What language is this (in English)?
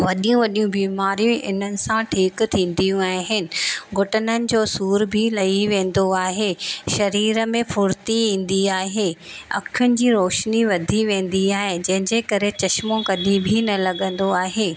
Sindhi